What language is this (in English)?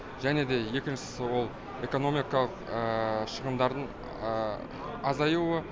Kazakh